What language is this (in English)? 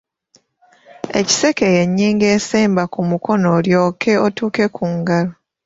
Ganda